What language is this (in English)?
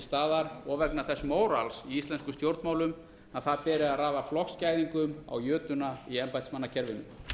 Icelandic